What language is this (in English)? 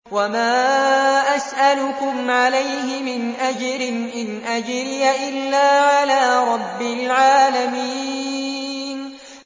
Arabic